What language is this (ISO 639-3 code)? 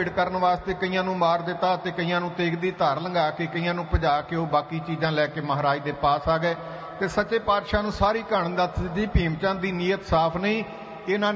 hin